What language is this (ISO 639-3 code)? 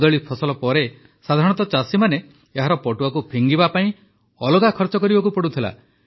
ori